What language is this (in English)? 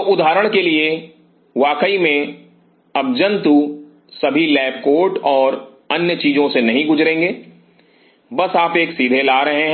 Hindi